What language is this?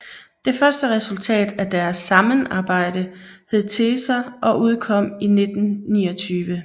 Danish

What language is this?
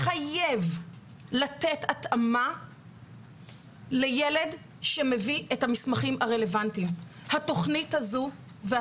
Hebrew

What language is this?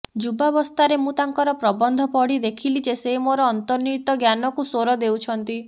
Odia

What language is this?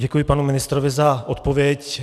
Czech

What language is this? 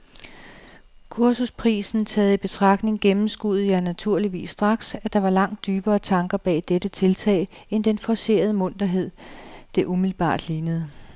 Danish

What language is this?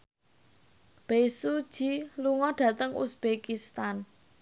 Javanese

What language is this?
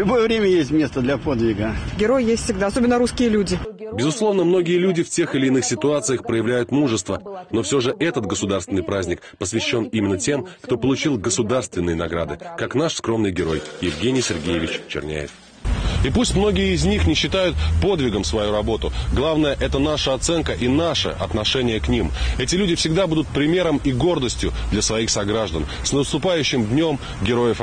Russian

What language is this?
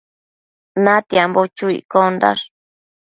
Matsés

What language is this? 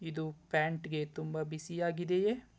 Kannada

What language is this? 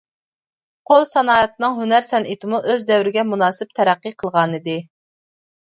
Uyghur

